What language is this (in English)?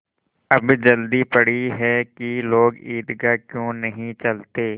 Hindi